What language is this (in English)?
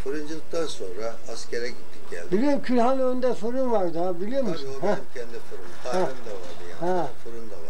Turkish